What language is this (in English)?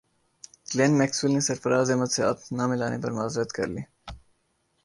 Urdu